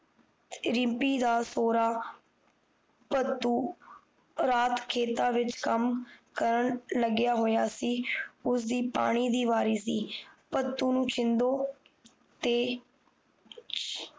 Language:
Punjabi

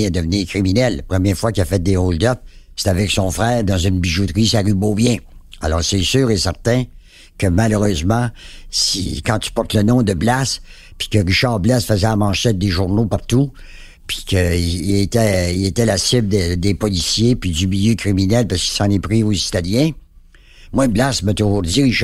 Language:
French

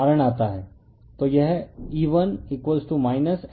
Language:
Hindi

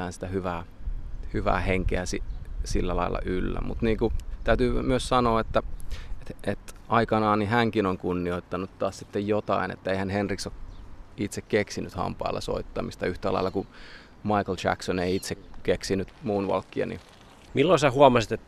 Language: Finnish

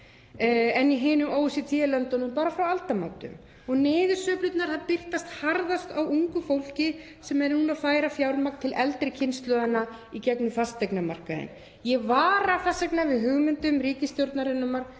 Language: Icelandic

